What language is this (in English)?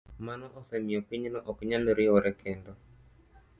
Luo (Kenya and Tanzania)